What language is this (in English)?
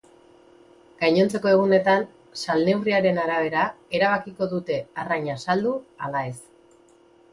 Basque